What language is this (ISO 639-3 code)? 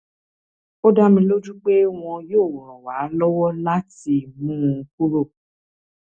yor